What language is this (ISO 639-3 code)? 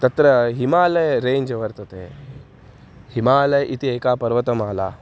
san